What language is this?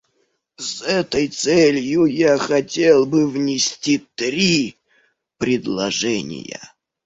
Russian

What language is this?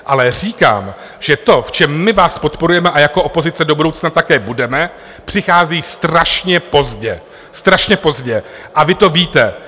Czech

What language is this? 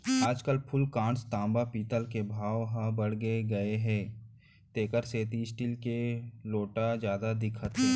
Chhattisgarhi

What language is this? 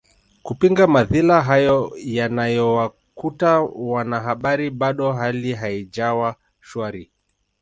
Swahili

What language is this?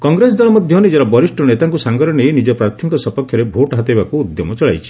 Odia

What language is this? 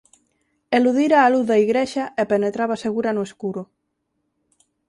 Galician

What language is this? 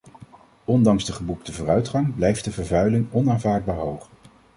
Dutch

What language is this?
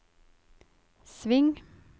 Norwegian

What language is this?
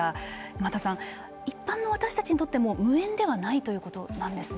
Japanese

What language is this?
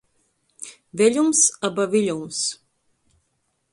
Latgalian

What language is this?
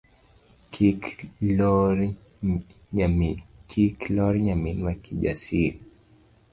Luo (Kenya and Tanzania)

